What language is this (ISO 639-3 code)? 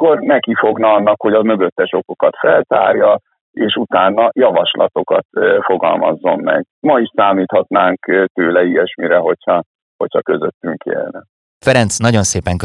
hun